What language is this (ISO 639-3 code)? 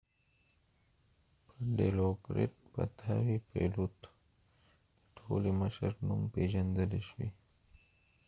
pus